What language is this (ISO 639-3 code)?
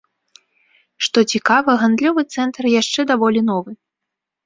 bel